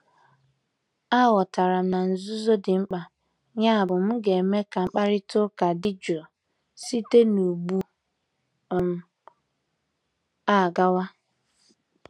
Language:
Igbo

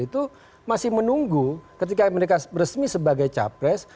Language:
Indonesian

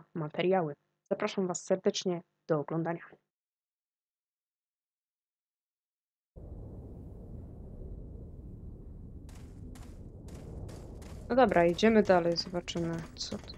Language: Polish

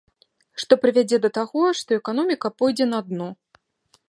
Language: Belarusian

